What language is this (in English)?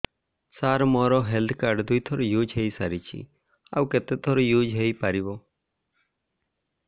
Odia